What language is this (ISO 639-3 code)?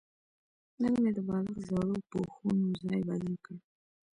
pus